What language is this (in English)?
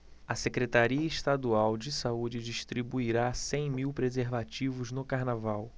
Portuguese